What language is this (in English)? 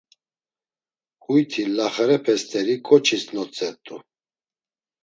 Laz